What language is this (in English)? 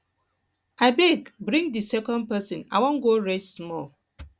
Nigerian Pidgin